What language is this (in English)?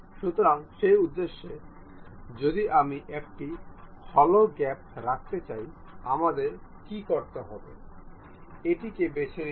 Bangla